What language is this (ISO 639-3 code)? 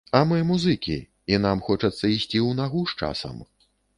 bel